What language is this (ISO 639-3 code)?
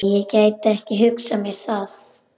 isl